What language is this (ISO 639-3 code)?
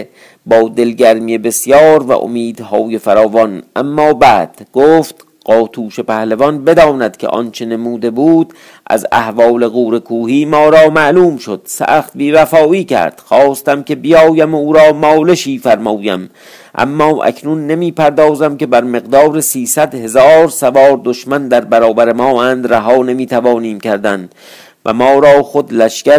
fas